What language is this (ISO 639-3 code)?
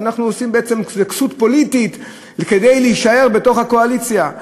heb